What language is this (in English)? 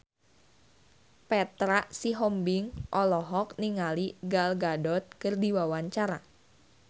Sundanese